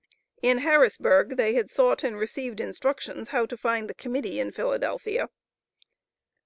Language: English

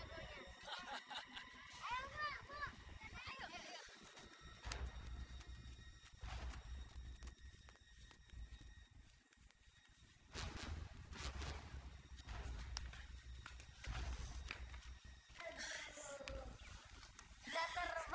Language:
Indonesian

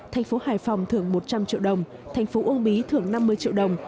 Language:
Vietnamese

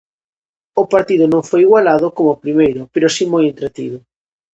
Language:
Galician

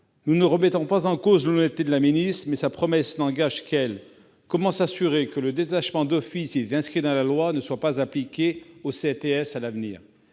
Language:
French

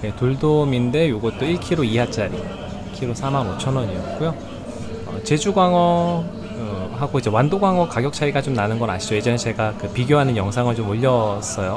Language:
Korean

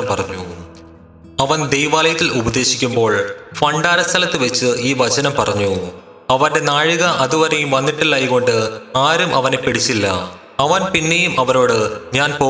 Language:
Malayalam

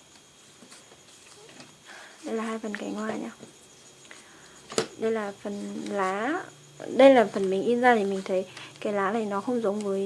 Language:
Vietnamese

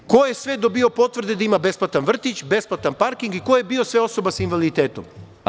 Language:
Serbian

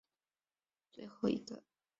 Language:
Chinese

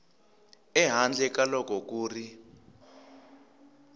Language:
Tsonga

